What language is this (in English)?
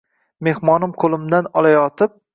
Uzbek